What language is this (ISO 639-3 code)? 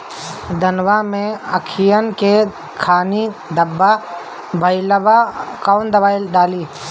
bho